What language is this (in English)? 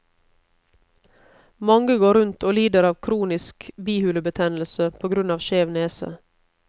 Norwegian